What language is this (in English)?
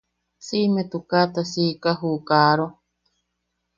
Yaqui